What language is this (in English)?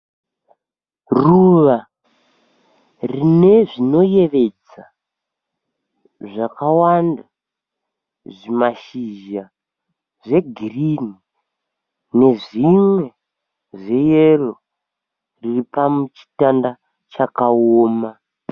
Shona